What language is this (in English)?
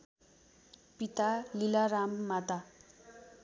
Nepali